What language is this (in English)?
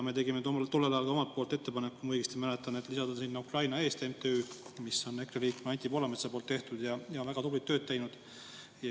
Estonian